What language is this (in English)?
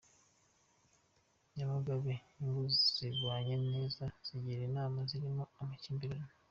Kinyarwanda